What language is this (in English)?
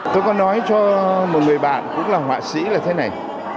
Vietnamese